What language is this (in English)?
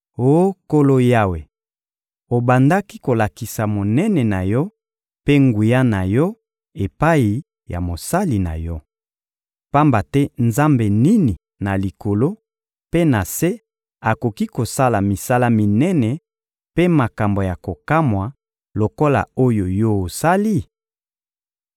Lingala